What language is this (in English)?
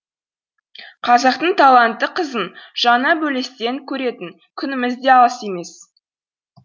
Kazakh